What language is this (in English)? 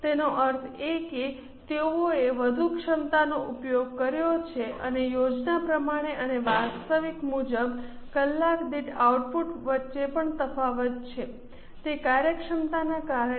Gujarati